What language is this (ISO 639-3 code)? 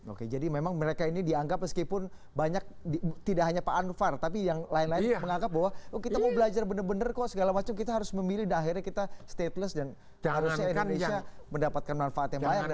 ind